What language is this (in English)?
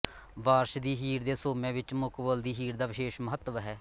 Punjabi